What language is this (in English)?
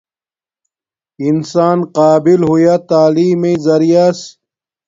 Domaaki